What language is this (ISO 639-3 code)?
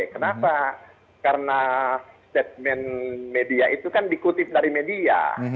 ind